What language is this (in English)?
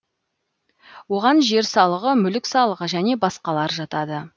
Kazakh